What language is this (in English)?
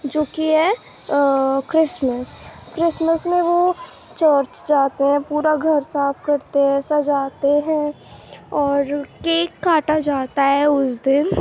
Urdu